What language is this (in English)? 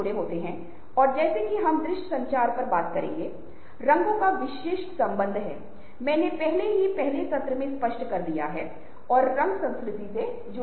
Hindi